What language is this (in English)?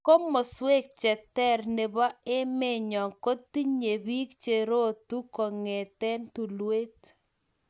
Kalenjin